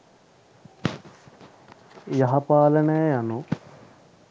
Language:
Sinhala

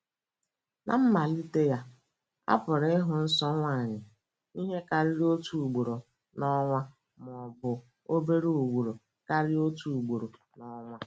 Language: Igbo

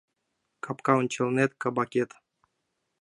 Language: Mari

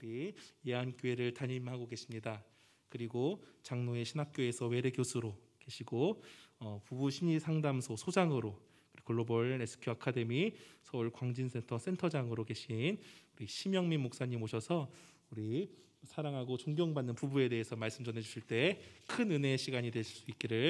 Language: Korean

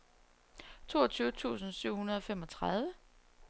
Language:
Danish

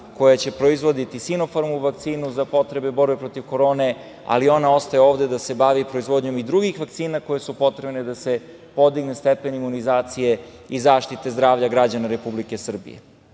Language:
Serbian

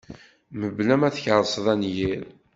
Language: Kabyle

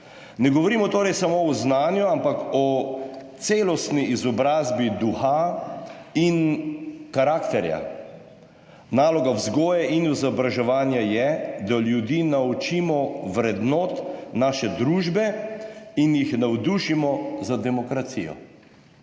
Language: Slovenian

